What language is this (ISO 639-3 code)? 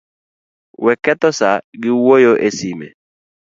luo